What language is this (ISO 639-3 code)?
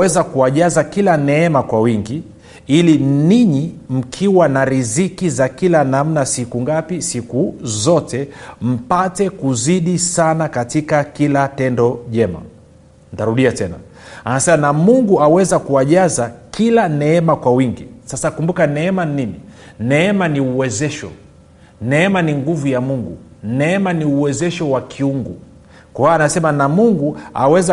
swa